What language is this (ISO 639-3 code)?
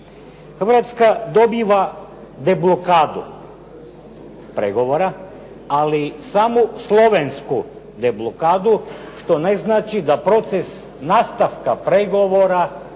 hrv